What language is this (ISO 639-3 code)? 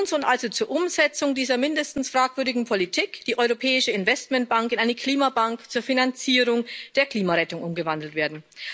deu